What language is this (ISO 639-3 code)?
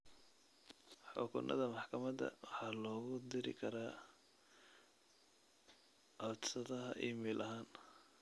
som